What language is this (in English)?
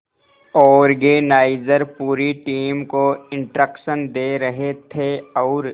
Hindi